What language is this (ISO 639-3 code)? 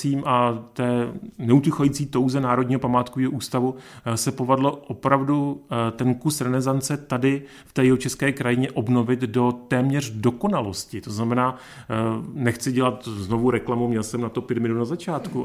ces